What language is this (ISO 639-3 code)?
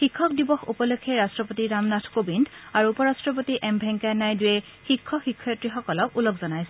asm